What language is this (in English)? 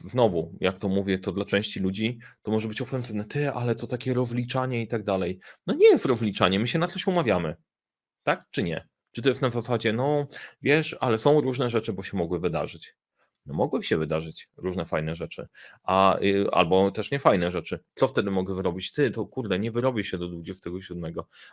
Polish